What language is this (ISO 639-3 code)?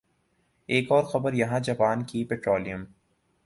urd